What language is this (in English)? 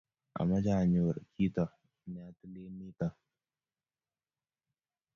Kalenjin